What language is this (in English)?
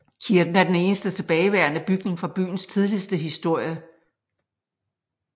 Danish